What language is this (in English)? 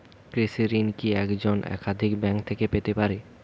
Bangla